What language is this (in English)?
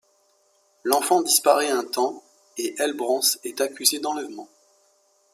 French